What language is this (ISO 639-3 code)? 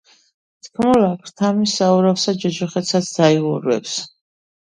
kat